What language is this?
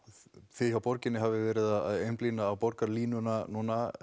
Icelandic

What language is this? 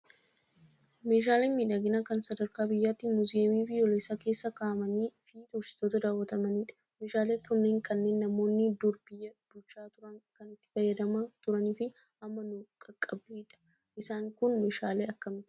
Oromo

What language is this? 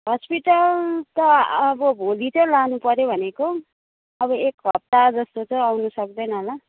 Nepali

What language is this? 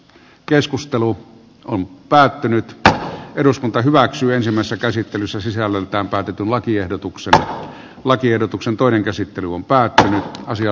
Finnish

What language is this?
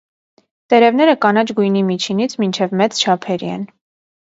Armenian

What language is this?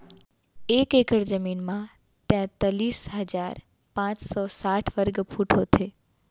Chhattisgarhi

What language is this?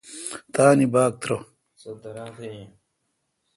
Kalkoti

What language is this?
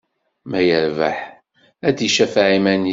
Kabyle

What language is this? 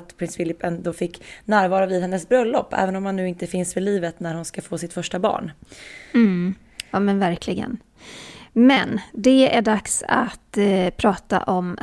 Swedish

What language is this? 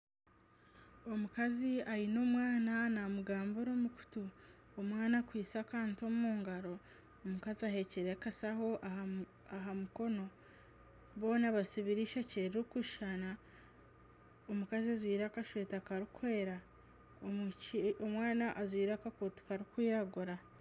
Nyankole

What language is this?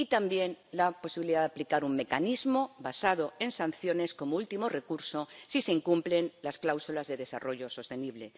Spanish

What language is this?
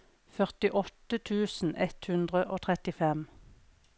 Norwegian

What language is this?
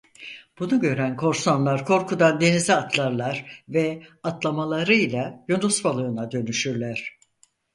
Turkish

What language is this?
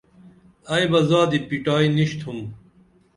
Dameli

